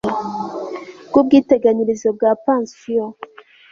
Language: Kinyarwanda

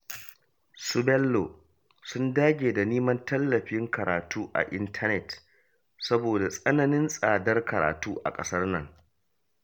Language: Hausa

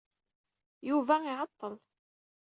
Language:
Kabyle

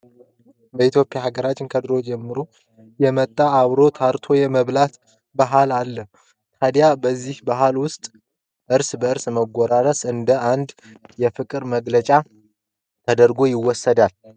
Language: Amharic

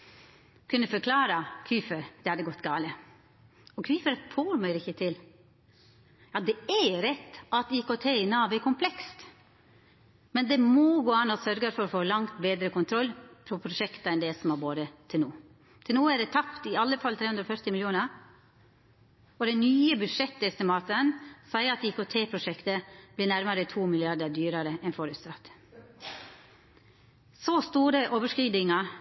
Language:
Norwegian Nynorsk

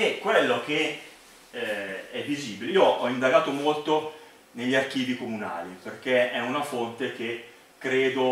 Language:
Italian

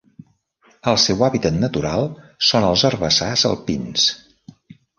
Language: Catalan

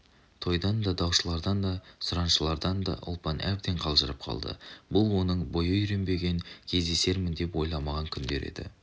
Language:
Kazakh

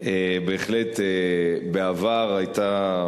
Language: Hebrew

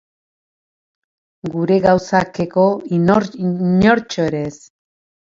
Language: Basque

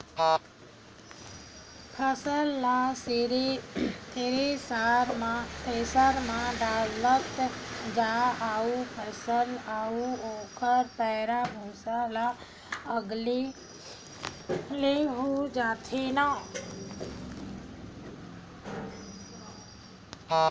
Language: Chhattisgarhi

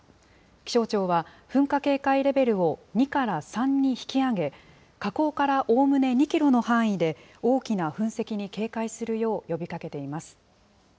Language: Japanese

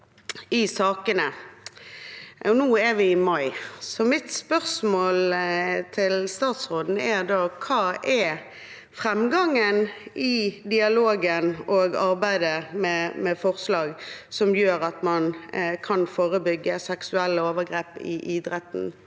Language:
Norwegian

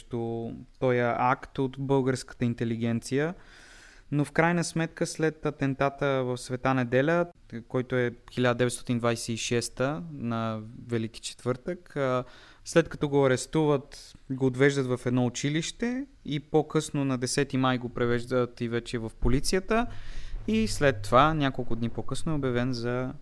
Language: Bulgarian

